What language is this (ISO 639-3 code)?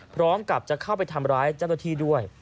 tha